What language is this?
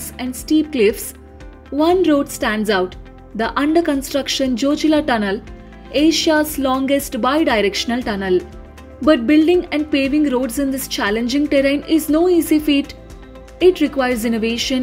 English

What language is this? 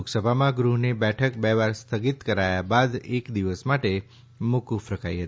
Gujarati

